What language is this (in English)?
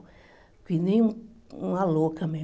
Portuguese